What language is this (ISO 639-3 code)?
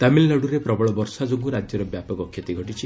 ori